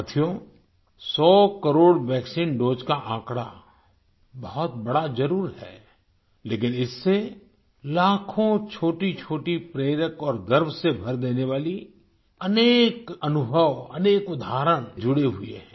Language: Hindi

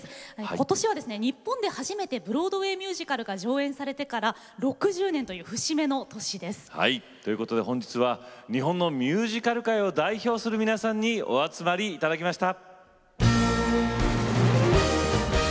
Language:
Japanese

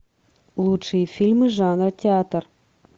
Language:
Russian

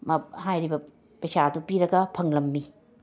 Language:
Manipuri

